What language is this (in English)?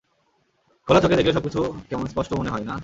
Bangla